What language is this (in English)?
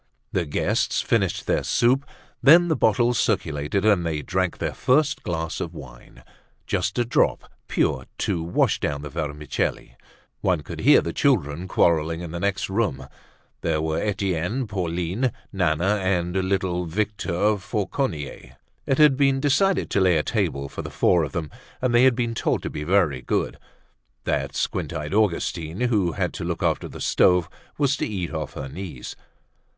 English